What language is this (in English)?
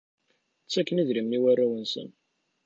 Kabyle